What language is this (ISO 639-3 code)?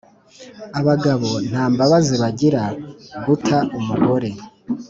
kin